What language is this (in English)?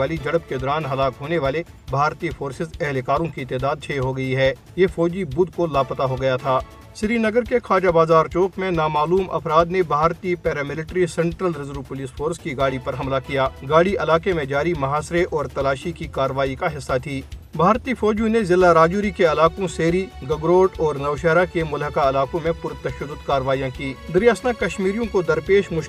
Urdu